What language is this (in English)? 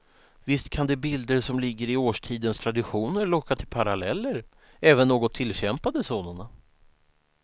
Swedish